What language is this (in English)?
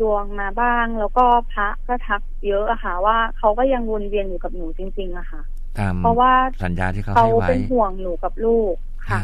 Thai